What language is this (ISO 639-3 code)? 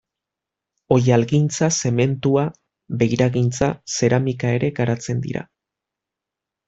eus